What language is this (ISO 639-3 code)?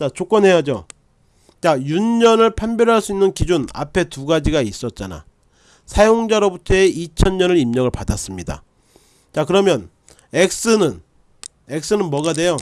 kor